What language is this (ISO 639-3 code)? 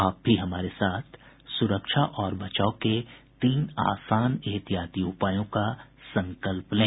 hin